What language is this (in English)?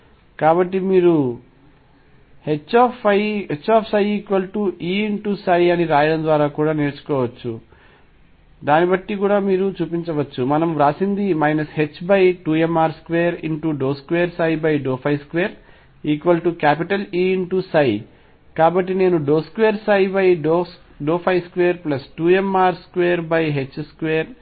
Telugu